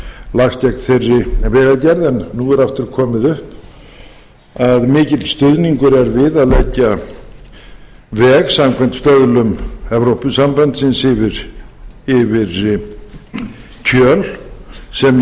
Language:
Icelandic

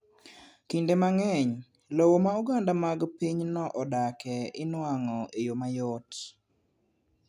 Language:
Luo (Kenya and Tanzania)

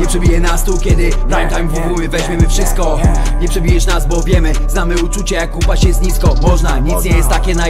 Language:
Polish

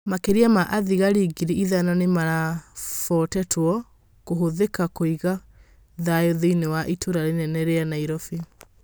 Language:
Kikuyu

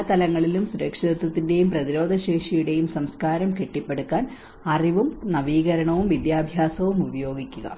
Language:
Malayalam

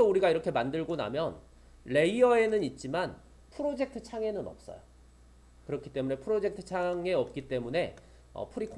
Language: Korean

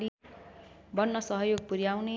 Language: Nepali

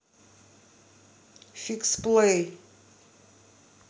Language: Russian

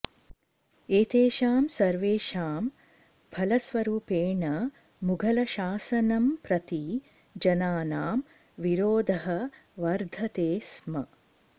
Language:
Sanskrit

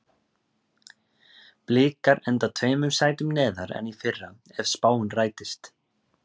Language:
Icelandic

